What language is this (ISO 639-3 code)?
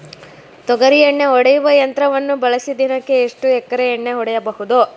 kan